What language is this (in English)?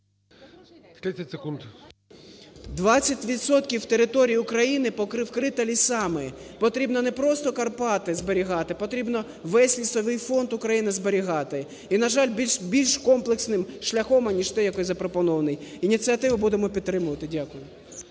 Ukrainian